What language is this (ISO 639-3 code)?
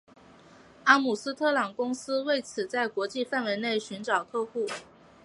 zho